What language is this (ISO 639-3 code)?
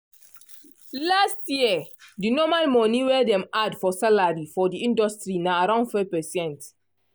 pcm